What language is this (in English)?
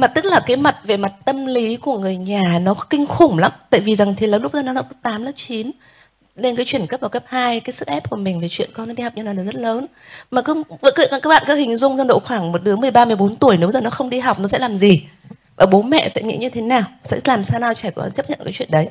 Vietnamese